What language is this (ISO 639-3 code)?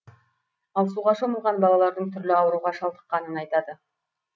kaz